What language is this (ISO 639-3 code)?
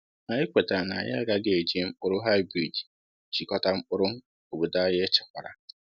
ibo